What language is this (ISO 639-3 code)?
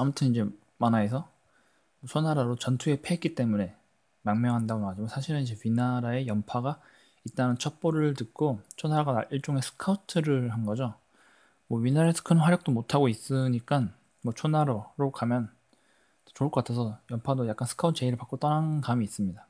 kor